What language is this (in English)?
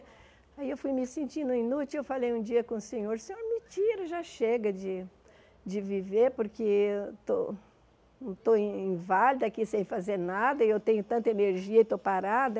Portuguese